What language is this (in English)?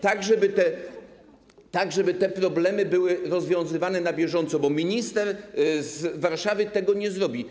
Polish